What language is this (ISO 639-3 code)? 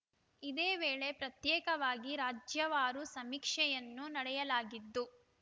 kan